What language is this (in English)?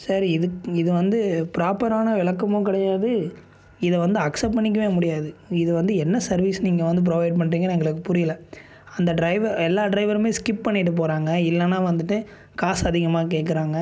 Tamil